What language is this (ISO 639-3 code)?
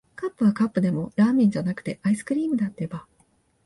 jpn